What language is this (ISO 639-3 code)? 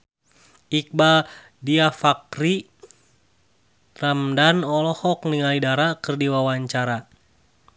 sun